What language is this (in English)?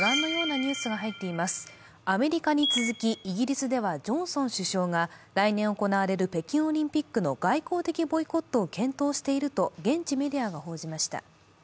Japanese